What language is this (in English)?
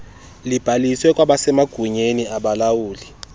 Xhosa